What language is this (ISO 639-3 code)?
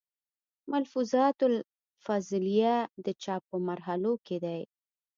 pus